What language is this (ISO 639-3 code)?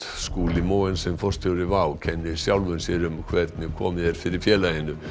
isl